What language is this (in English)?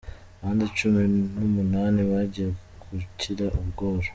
Kinyarwanda